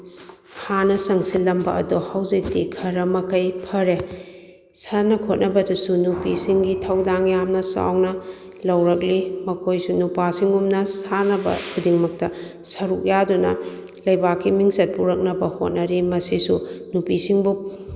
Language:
Manipuri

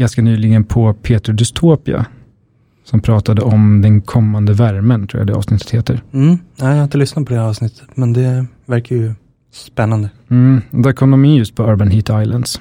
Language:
Swedish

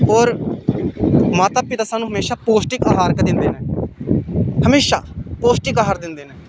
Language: Dogri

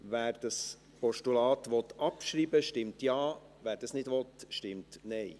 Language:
Swiss German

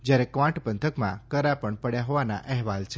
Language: Gujarati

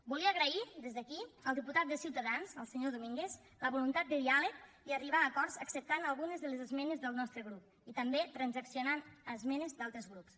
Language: Catalan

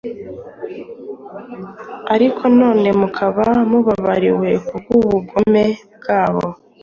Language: Kinyarwanda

